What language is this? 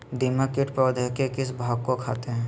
Magahi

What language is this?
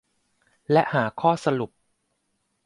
Thai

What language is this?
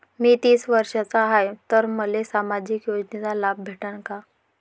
Marathi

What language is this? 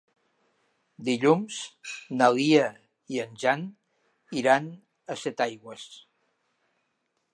Catalan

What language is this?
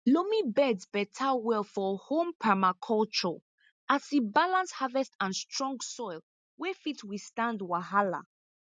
Nigerian Pidgin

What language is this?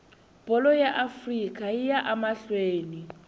Tsonga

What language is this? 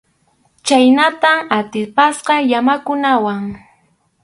Arequipa-La Unión Quechua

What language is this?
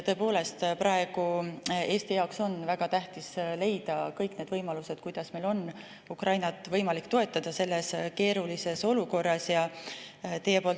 Estonian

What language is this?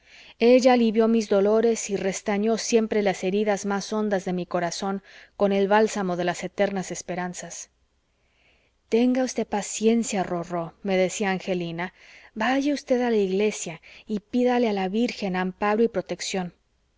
Spanish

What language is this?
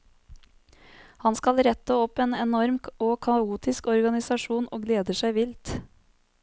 Norwegian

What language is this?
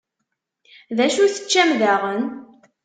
Kabyle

